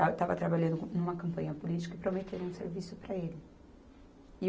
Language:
Portuguese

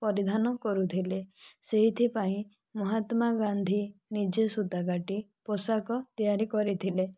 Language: Odia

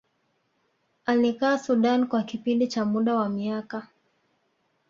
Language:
Swahili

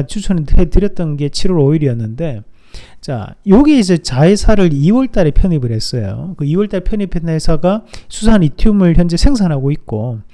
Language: Korean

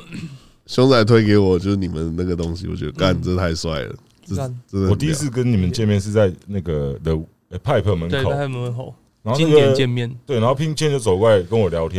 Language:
Chinese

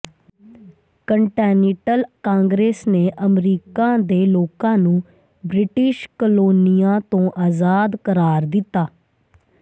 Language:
Punjabi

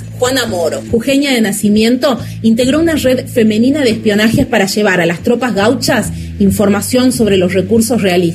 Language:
Spanish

